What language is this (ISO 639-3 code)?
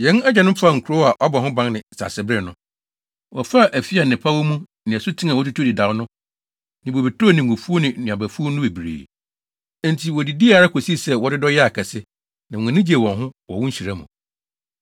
aka